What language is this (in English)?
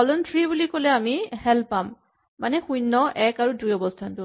Assamese